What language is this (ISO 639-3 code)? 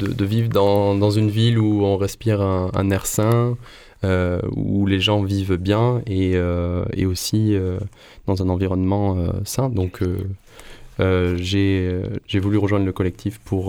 fra